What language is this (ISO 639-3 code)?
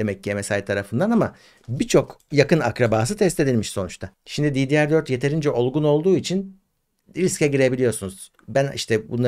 tur